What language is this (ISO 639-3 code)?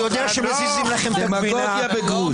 heb